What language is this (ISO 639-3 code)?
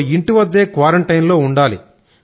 tel